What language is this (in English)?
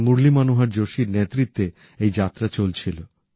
Bangla